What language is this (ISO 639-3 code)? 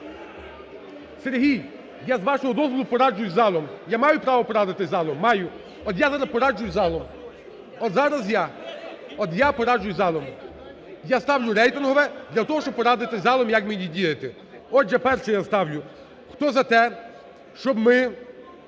ukr